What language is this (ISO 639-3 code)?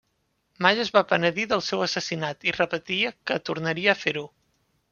cat